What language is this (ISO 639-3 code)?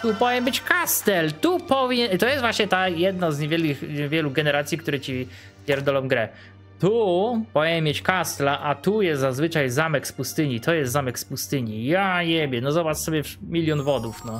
pol